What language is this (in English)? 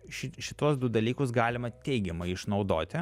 Lithuanian